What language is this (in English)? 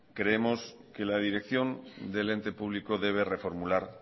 Spanish